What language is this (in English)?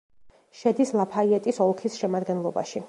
Georgian